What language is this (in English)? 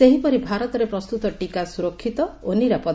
Odia